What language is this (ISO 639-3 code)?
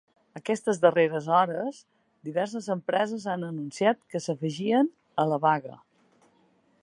cat